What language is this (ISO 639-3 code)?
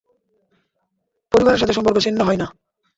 ben